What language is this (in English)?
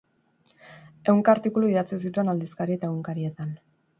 Basque